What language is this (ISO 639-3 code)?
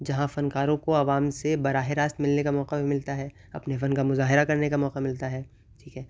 urd